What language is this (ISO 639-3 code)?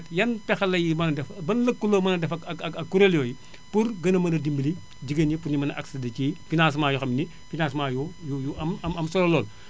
wol